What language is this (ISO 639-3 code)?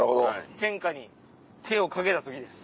jpn